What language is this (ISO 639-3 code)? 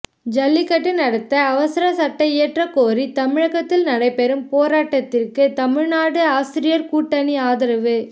tam